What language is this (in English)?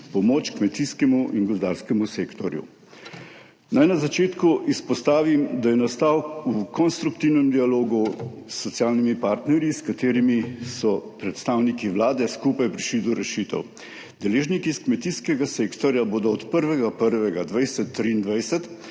Slovenian